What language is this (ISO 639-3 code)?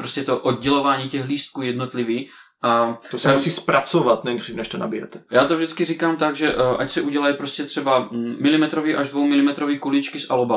ces